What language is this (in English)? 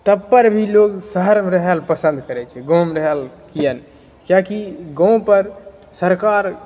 Maithili